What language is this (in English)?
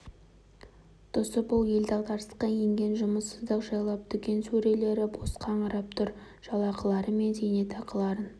Kazakh